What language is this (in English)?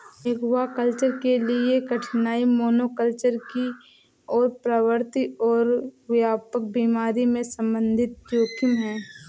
Hindi